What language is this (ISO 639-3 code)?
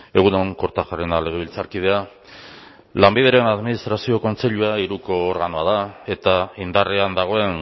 eus